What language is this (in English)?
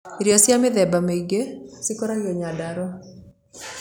Kikuyu